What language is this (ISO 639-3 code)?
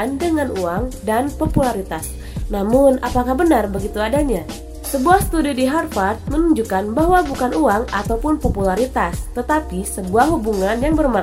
ind